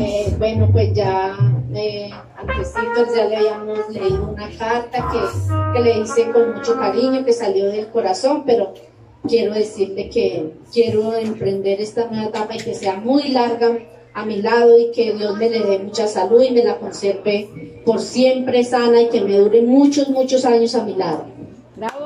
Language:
Spanish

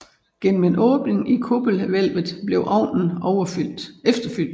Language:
Danish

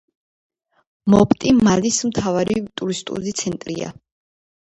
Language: Georgian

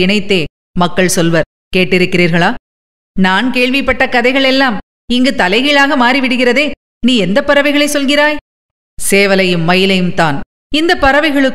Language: Tamil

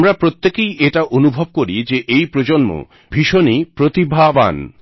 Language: Bangla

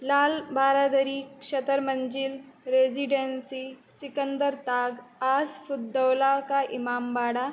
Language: Sanskrit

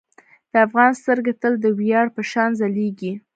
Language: Pashto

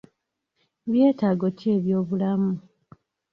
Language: Ganda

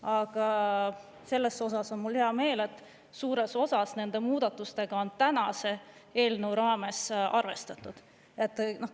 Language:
Estonian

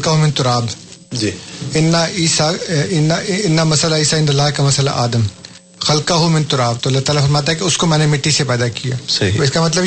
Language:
Urdu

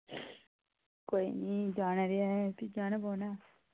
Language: Dogri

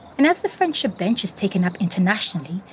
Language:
English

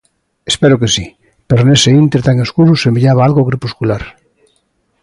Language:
Galician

